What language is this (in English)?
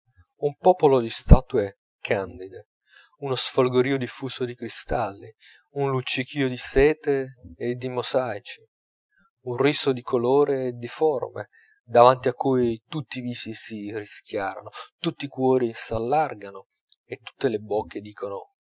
Italian